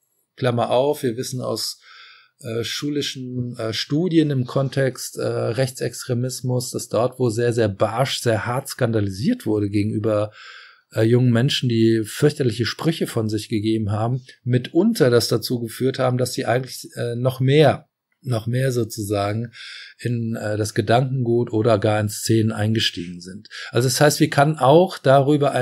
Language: German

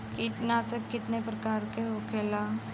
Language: Bhojpuri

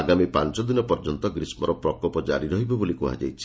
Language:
Odia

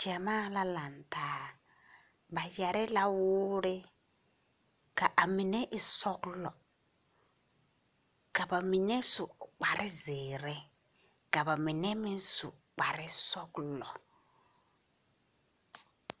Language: Southern Dagaare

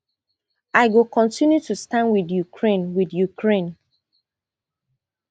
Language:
Nigerian Pidgin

